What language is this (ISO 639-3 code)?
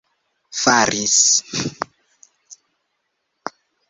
epo